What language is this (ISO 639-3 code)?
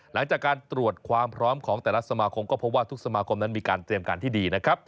tha